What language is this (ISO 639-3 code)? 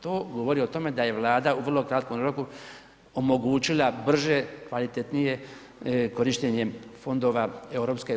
hrv